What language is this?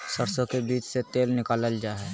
Magahi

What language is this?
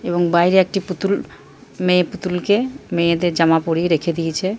Bangla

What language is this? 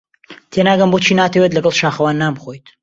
Central Kurdish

